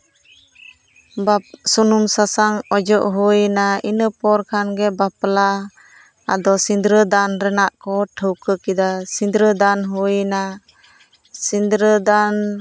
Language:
Santali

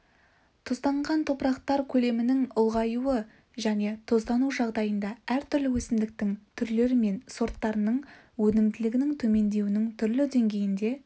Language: Kazakh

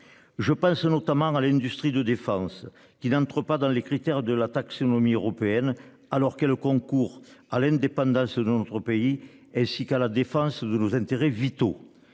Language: French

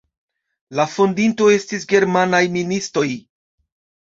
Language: Esperanto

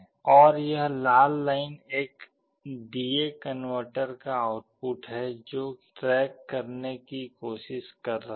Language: Hindi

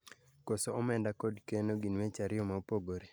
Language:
Luo (Kenya and Tanzania)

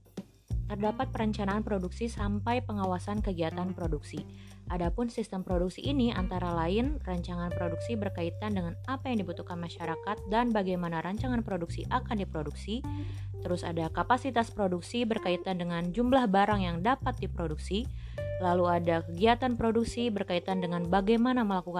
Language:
Indonesian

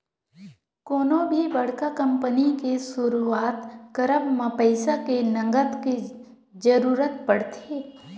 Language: Chhattisgarhi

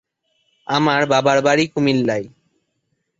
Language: Bangla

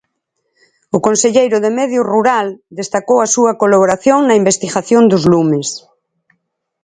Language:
Galician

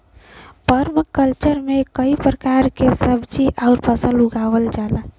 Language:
Bhojpuri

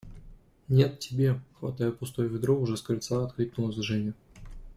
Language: Russian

